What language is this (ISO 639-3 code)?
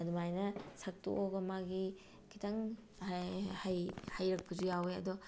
mni